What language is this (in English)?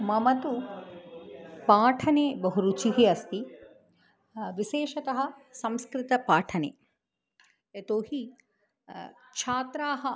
Sanskrit